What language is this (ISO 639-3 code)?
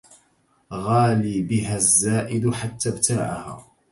ara